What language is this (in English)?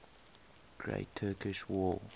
English